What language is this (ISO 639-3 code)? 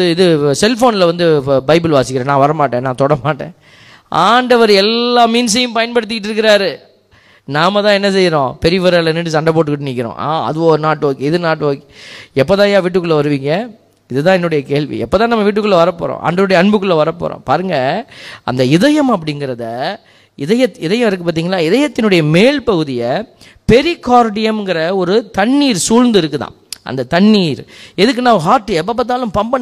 tam